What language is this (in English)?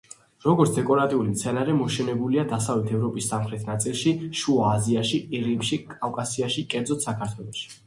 Georgian